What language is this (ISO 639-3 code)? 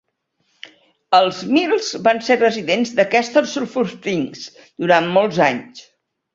cat